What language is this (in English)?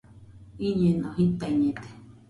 Nüpode Huitoto